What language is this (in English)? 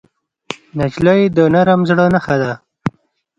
Pashto